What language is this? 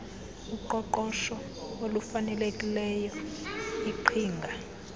Xhosa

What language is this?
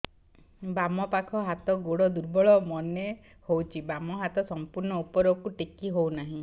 Odia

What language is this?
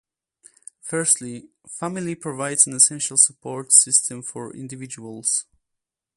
English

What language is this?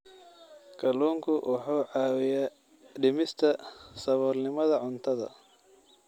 Somali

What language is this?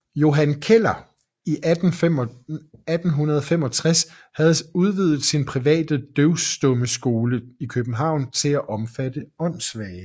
Danish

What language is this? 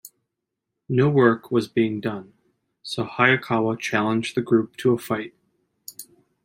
English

